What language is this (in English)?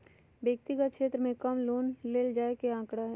Magahi